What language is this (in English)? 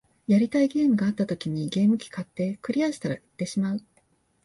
Japanese